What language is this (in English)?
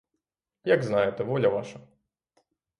Ukrainian